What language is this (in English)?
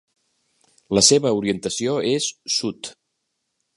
Catalan